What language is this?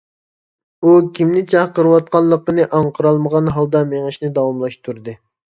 Uyghur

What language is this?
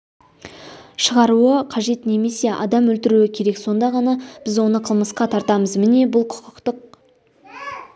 Kazakh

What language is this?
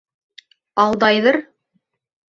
Bashkir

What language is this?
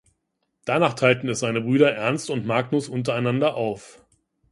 German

